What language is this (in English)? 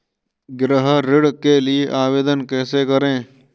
Hindi